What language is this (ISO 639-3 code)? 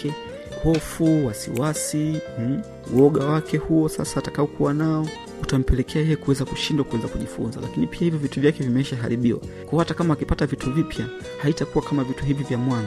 swa